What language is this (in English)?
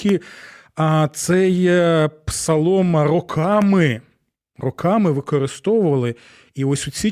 Ukrainian